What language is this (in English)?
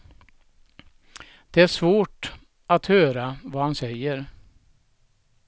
Swedish